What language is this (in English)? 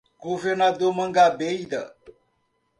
Portuguese